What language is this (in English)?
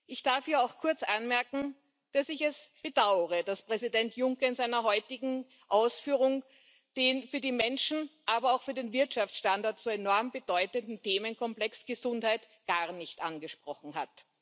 German